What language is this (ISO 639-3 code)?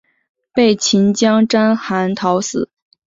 zho